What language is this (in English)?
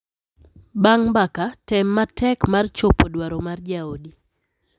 Luo (Kenya and Tanzania)